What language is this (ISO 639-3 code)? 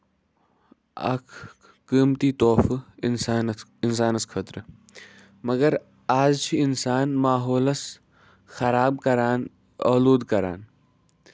kas